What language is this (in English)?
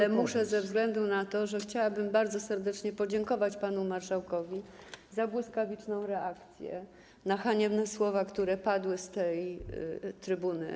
Polish